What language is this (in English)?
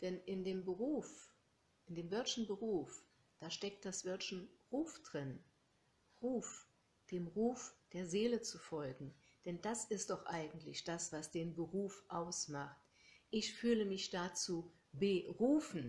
German